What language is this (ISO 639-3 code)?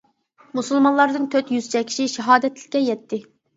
uig